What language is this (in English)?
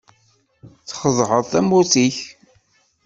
Kabyle